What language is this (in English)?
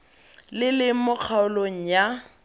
Tswana